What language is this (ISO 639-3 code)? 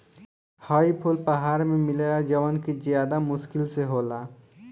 bho